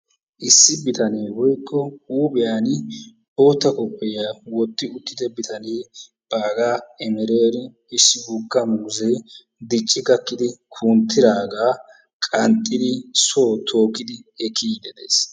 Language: Wolaytta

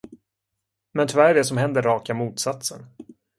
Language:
Swedish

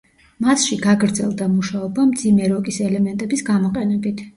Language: Georgian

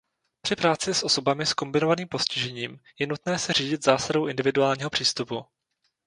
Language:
Czech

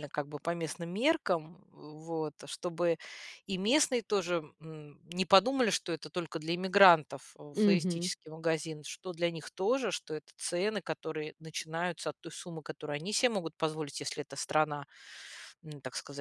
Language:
Russian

